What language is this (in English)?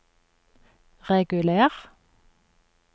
Norwegian